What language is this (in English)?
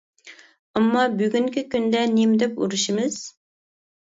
Uyghur